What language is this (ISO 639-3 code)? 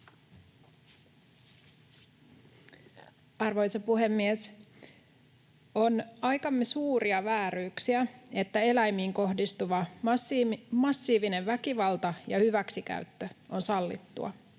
fin